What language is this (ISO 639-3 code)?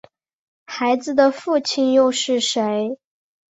zho